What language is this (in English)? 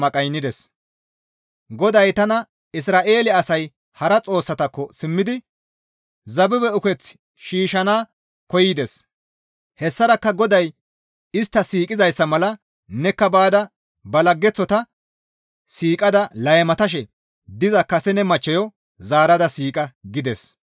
Gamo